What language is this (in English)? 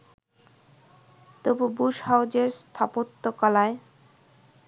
Bangla